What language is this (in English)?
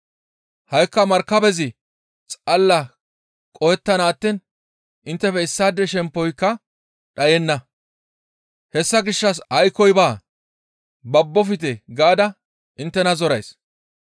Gamo